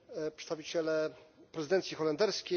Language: Polish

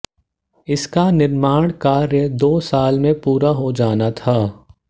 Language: Hindi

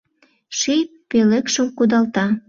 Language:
Mari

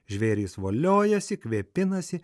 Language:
Lithuanian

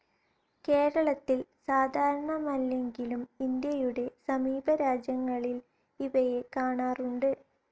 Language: Malayalam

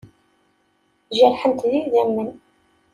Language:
Kabyle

